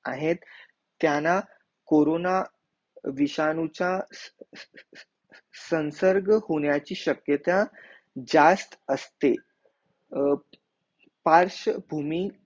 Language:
Marathi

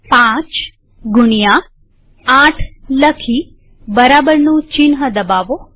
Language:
Gujarati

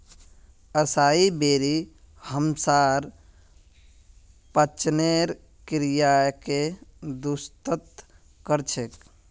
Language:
Magahi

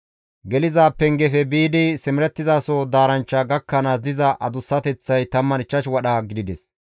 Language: Gamo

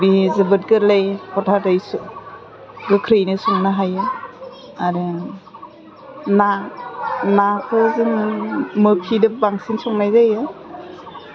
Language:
Bodo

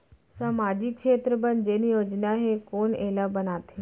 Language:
Chhattisgarhi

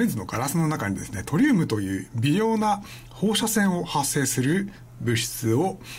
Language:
Japanese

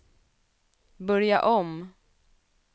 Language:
Swedish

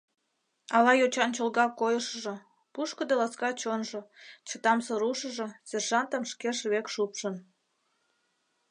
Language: Mari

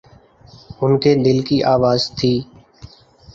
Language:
Urdu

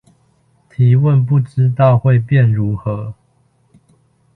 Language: Chinese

